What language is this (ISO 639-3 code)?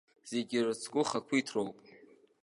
abk